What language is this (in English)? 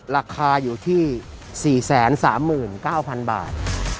Thai